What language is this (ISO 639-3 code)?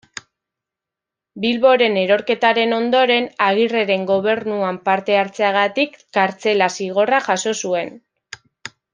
eus